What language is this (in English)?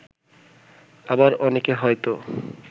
Bangla